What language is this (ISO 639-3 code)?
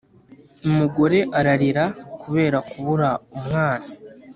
kin